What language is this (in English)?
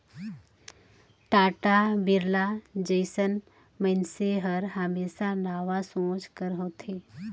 Chhattisgarhi